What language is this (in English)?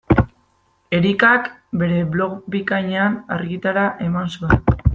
Basque